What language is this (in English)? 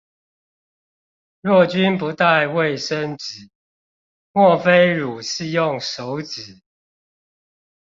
Chinese